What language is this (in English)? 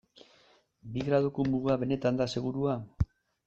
Basque